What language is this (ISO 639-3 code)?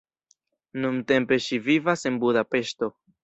epo